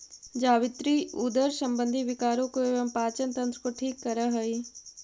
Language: Magahi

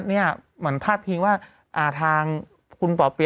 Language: Thai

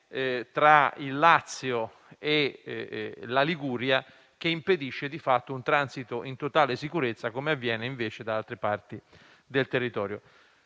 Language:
Italian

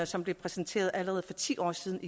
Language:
Danish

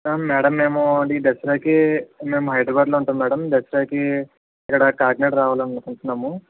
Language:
Telugu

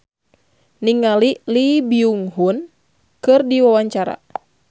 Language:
Sundanese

